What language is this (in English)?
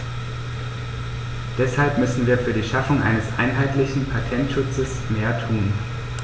German